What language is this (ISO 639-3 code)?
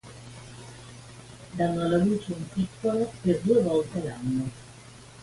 ita